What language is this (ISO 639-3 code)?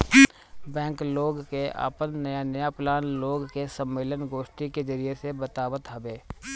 bho